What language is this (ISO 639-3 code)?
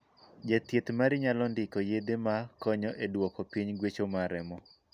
luo